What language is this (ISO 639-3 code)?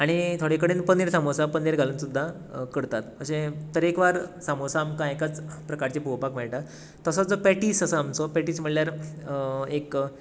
kok